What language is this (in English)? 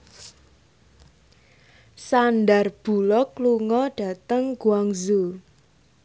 Javanese